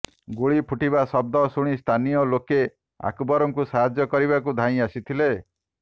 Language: Odia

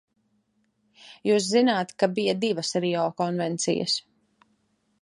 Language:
Latvian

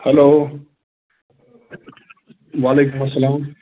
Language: Kashmiri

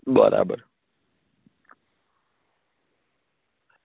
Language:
Gujarati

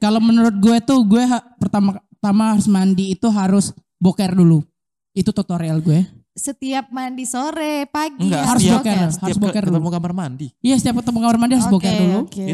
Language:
Indonesian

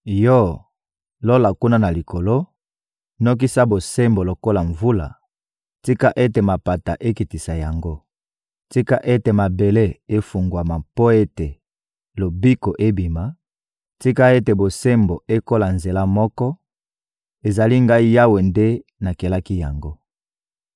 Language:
Lingala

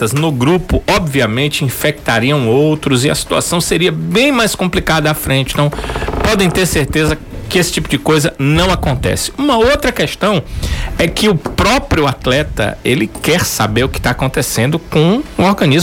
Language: Portuguese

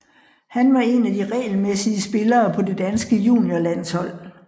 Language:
Danish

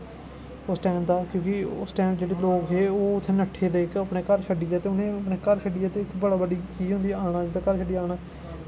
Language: Dogri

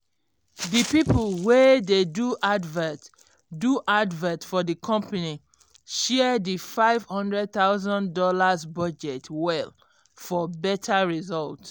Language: Nigerian Pidgin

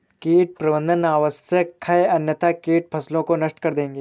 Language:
Hindi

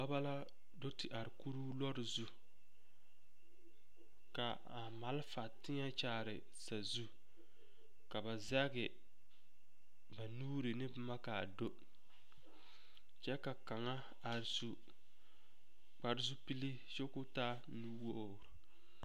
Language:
Southern Dagaare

